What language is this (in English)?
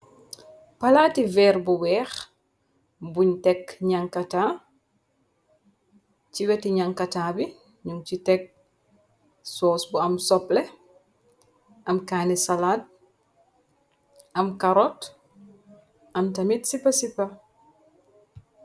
Wolof